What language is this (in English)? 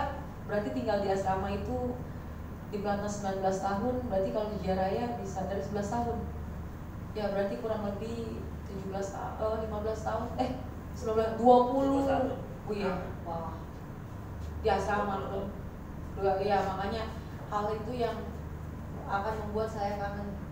Indonesian